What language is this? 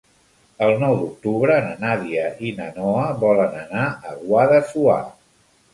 Catalan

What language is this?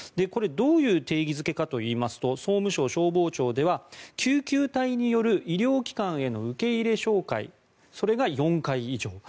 Japanese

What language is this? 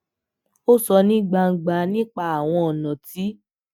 Yoruba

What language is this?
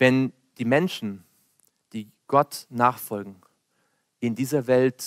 German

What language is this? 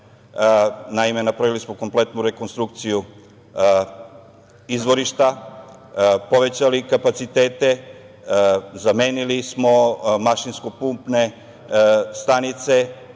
Serbian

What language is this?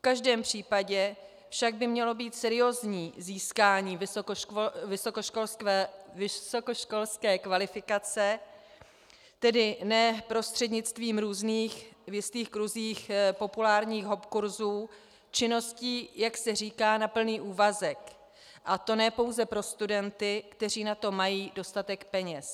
Czech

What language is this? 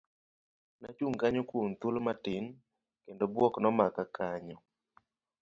Luo (Kenya and Tanzania)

